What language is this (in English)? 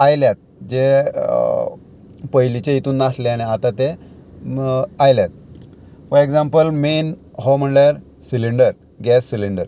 Konkani